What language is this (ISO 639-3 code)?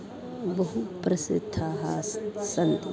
san